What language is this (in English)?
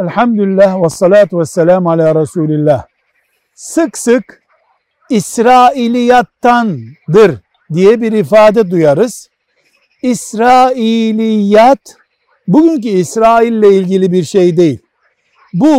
Turkish